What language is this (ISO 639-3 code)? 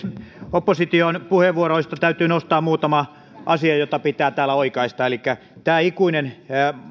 fin